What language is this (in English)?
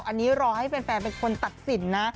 Thai